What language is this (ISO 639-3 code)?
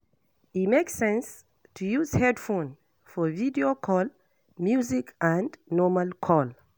pcm